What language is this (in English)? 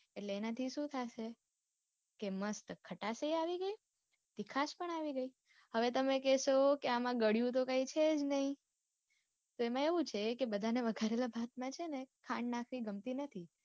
Gujarati